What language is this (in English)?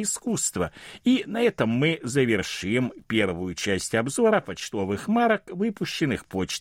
Russian